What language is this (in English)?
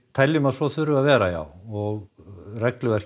Icelandic